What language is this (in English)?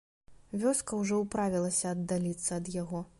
Belarusian